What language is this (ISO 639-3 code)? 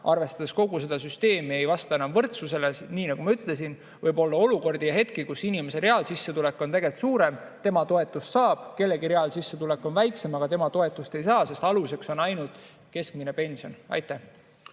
est